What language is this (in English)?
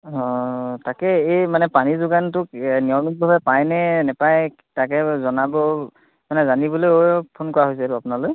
Assamese